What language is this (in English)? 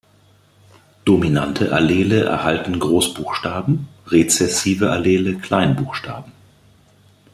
German